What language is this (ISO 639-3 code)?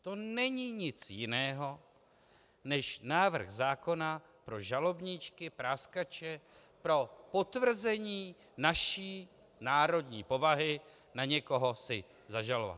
ces